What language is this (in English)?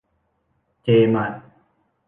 Thai